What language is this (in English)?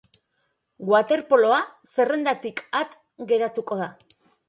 Basque